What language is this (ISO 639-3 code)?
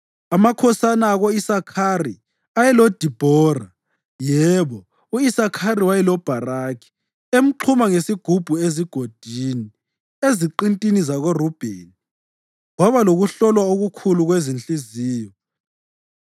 nde